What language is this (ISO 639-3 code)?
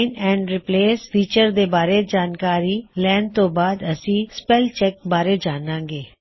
pan